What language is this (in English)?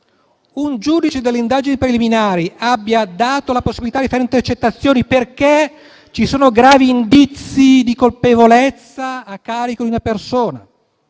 Italian